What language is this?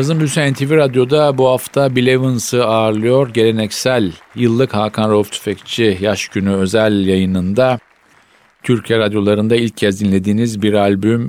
Turkish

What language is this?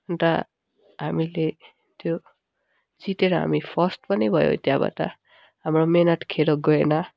Nepali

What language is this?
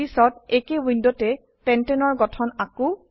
Assamese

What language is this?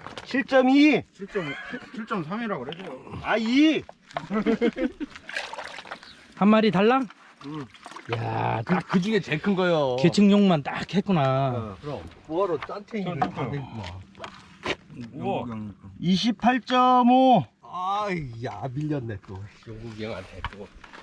Korean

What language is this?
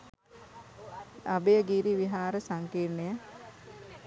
Sinhala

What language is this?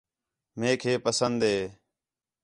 Khetrani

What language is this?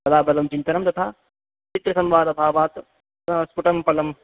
Sanskrit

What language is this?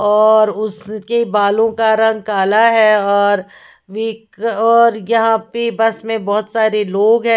Hindi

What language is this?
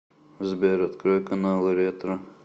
Russian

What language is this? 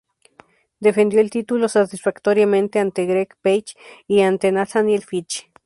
Spanish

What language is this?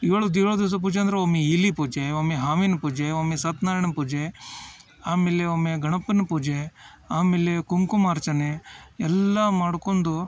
Kannada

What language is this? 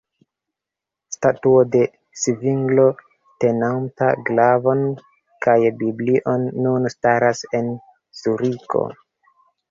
Esperanto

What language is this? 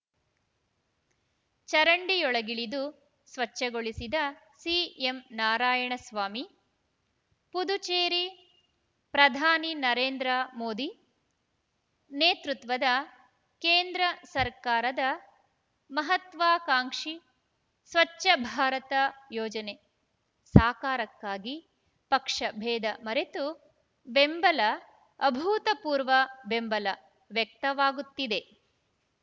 Kannada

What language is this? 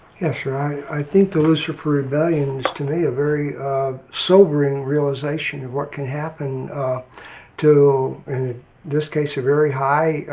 English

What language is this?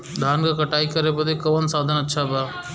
Bhojpuri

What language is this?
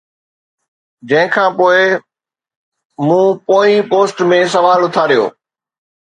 Sindhi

